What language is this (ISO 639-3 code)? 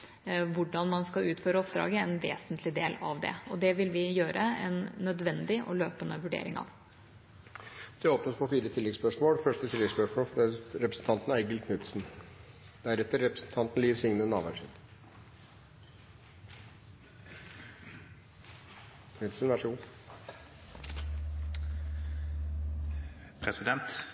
nob